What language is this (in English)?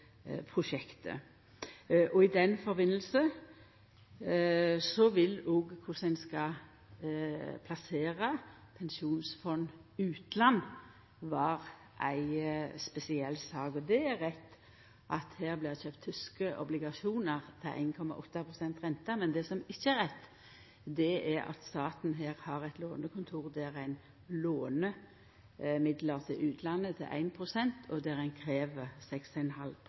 Norwegian Nynorsk